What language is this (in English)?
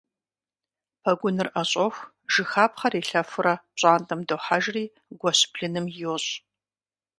Kabardian